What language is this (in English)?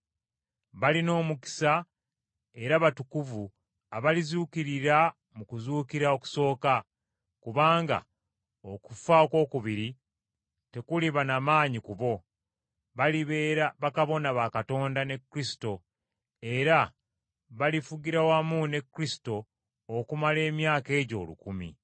Ganda